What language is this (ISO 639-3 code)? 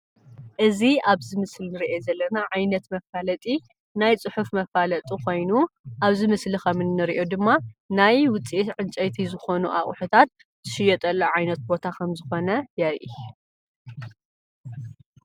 tir